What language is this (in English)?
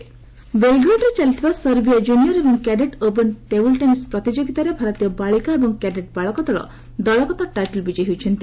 Odia